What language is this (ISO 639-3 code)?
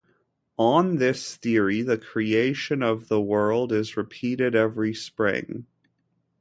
eng